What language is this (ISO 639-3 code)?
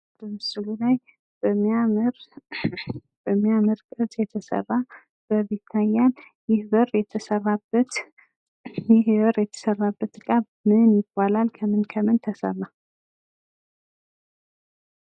amh